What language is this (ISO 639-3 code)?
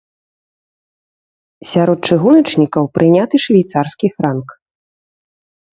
bel